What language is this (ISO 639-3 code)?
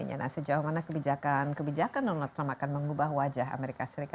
ind